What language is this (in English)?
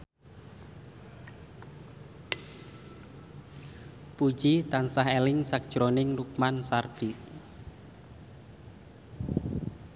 Javanese